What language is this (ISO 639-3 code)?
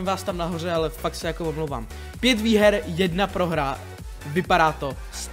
ces